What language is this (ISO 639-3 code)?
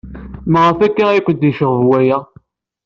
kab